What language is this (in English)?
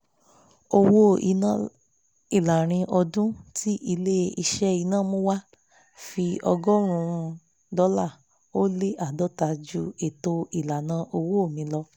Yoruba